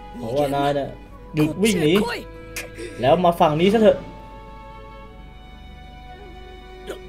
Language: Thai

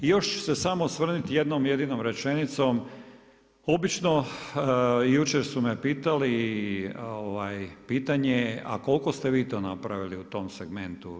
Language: Croatian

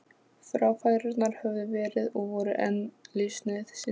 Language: Icelandic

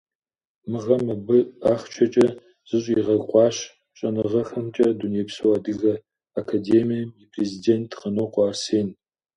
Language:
Kabardian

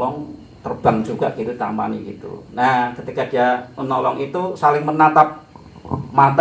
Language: Indonesian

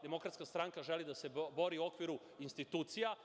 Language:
Serbian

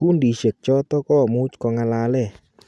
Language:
Kalenjin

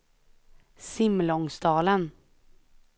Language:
Swedish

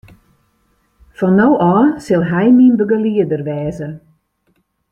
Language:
Western Frisian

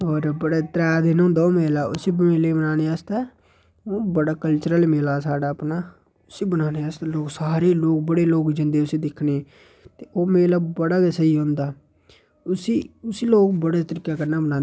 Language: Dogri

